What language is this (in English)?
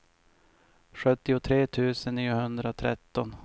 Swedish